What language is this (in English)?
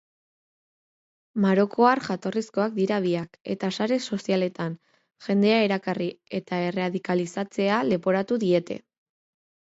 Basque